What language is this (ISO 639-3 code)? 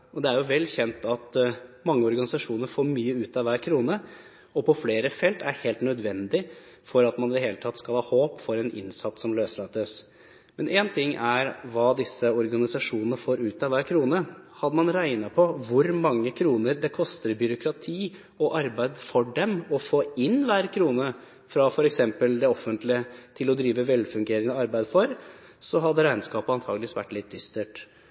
nob